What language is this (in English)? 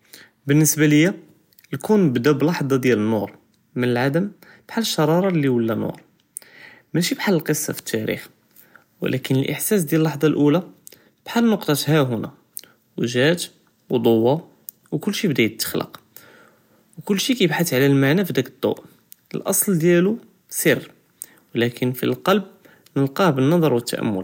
Judeo-Arabic